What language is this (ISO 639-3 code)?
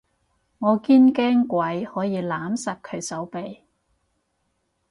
yue